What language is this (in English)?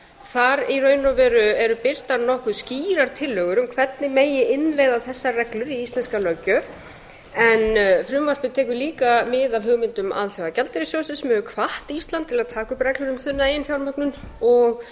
Icelandic